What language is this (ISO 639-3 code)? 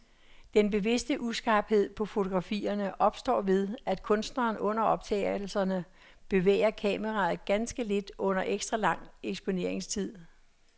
dan